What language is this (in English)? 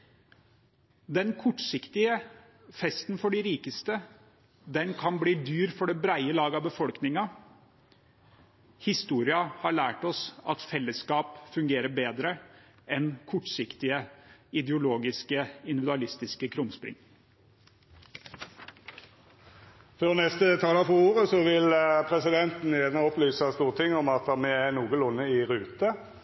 Norwegian